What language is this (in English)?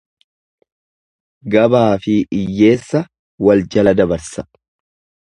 Oromo